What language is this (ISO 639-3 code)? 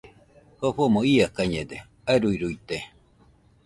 hux